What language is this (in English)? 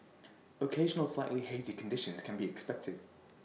English